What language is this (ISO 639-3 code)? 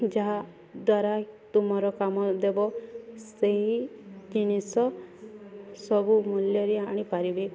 ori